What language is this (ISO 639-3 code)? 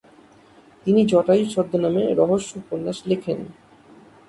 ben